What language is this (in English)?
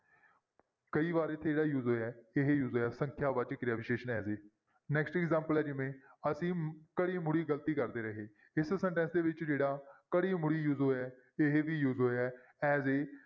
Punjabi